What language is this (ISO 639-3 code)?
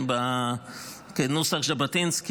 heb